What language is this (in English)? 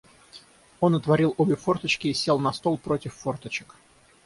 Russian